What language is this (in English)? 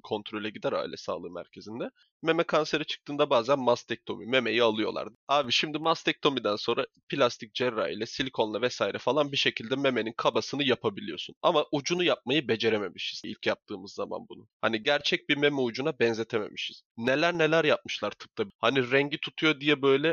Turkish